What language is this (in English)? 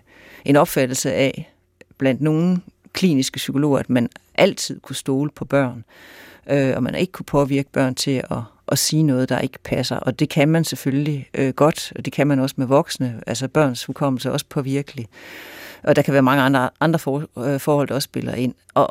Danish